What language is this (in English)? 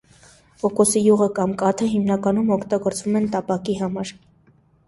Armenian